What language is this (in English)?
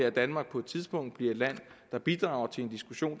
Danish